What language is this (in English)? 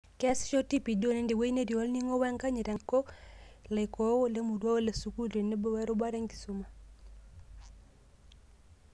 Masai